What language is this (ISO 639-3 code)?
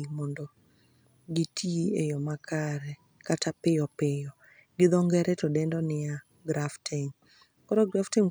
luo